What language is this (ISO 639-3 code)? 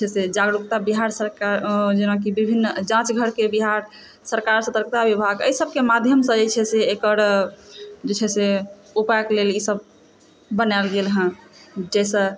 mai